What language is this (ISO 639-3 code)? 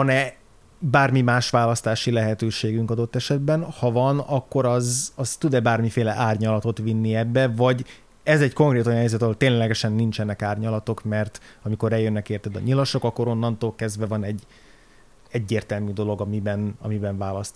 hun